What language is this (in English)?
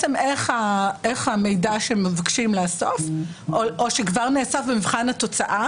Hebrew